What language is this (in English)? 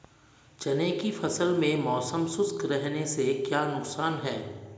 Hindi